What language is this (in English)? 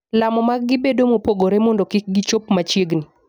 Luo (Kenya and Tanzania)